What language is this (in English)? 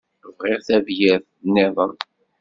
Kabyle